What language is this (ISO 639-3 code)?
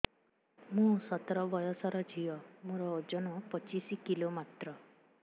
ori